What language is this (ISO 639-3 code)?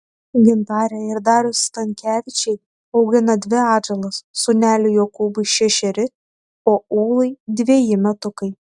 lit